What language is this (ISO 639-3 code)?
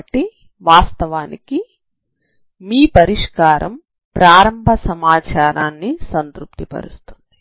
tel